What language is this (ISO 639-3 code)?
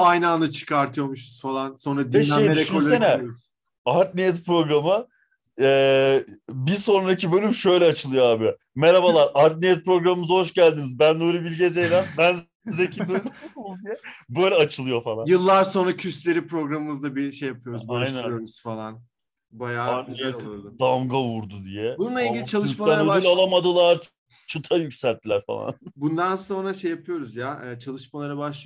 tur